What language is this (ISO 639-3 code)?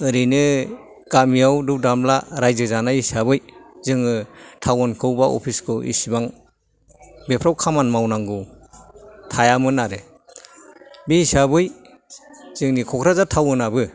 brx